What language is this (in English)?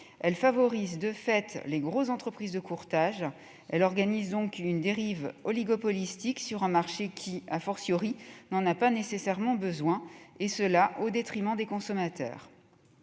French